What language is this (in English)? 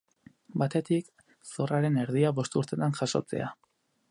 Basque